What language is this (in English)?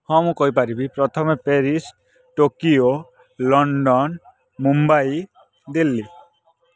Odia